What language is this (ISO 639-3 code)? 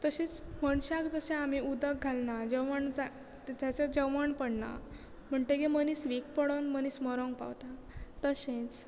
kok